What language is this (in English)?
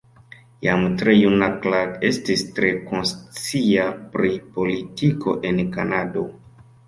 Esperanto